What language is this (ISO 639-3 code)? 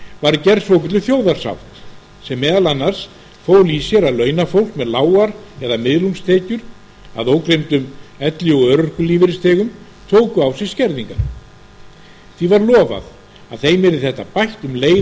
isl